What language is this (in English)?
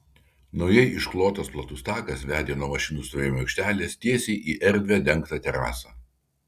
Lithuanian